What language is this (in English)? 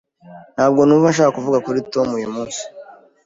Kinyarwanda